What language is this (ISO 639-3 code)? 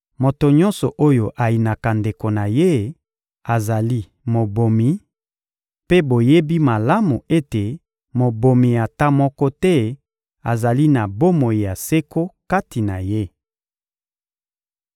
lin